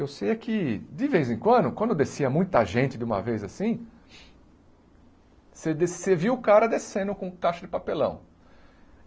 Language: Portuguese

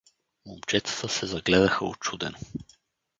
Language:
Bulgarian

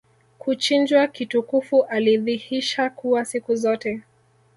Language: Swahili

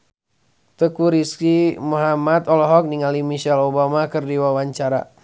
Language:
Sundanese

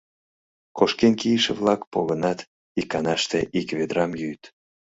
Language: Mari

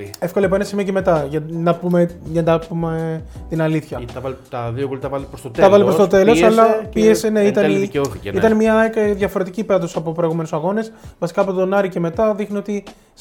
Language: Greek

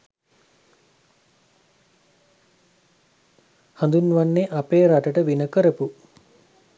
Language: Sinhala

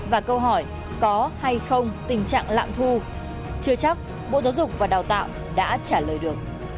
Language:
Vietnamese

